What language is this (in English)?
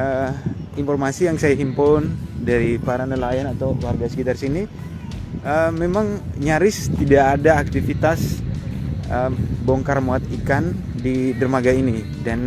Indonesian